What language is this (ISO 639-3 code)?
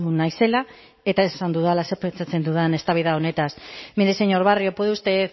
eus